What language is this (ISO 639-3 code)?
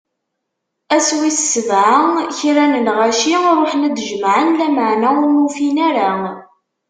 kab